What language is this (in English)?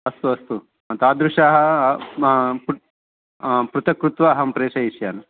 Sanskrit